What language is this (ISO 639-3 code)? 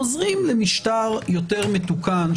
heb